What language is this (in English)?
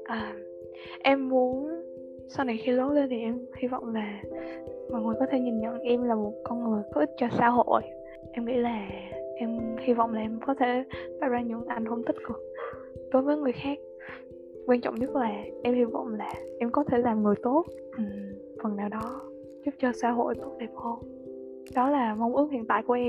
Vietnamese